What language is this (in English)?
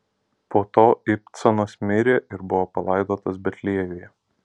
Lithuanian